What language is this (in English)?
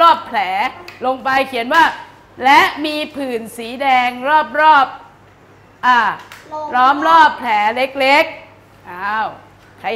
Thai